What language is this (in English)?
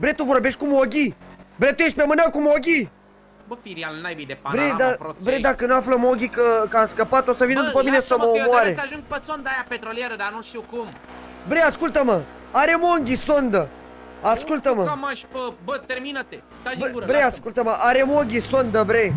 Romanian